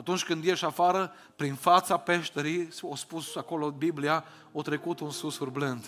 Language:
Romanian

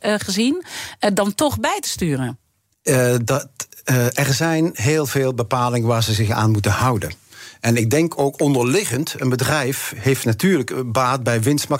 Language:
Dutch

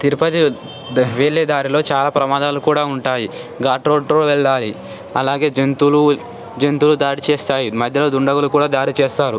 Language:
Telugu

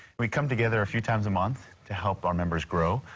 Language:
English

